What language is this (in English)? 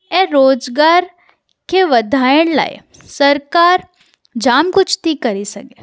Sindhi